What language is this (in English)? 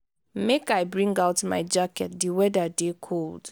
Nigerian Pidgin